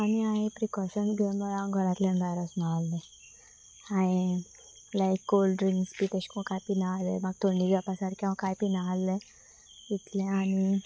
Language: Konkani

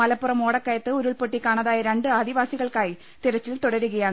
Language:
Malayalam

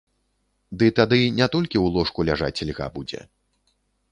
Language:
Belarusian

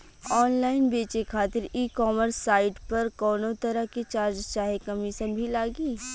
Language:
Bhojpuri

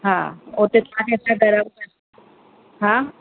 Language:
Sindhi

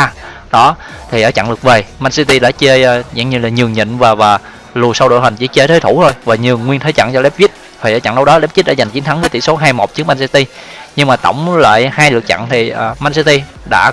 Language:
Vietnamese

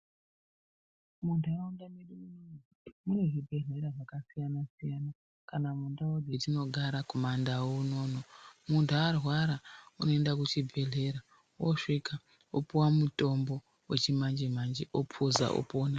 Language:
Ndau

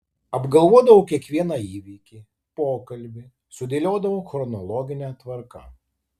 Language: Lithuanian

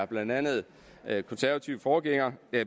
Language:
Danish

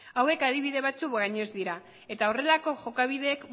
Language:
Basque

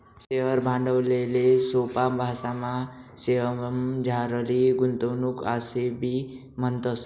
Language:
Marathi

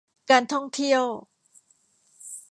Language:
Thai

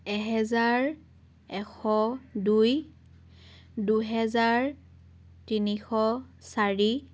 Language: Assamese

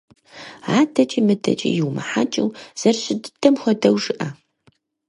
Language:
Kabardian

